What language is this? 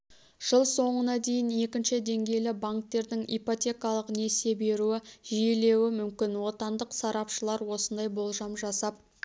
Kazakh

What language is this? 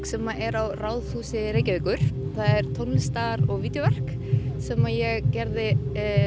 Icelandic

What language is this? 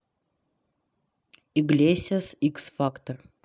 Russian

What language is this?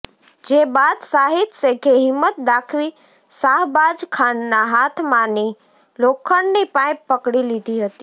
Gujarati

